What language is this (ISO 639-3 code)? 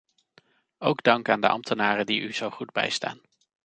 nld